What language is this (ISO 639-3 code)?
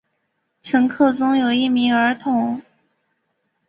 zho